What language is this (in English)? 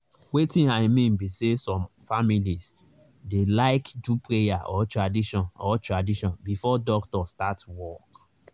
Nigerian Pidgin